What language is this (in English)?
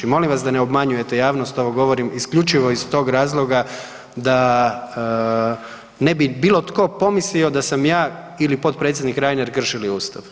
Croatian